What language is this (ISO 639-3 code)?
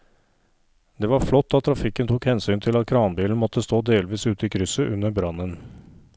nor